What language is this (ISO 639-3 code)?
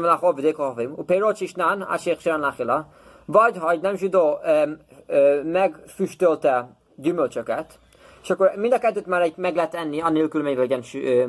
hun